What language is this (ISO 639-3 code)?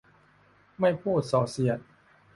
tha